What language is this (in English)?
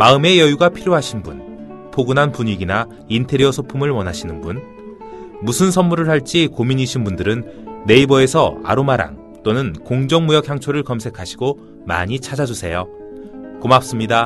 Korean